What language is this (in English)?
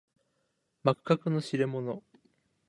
Japanese